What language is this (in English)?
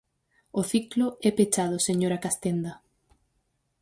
Galician